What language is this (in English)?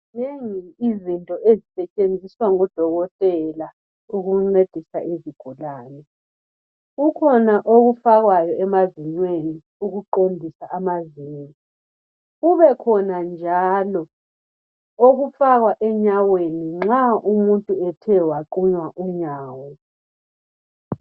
North Ndebele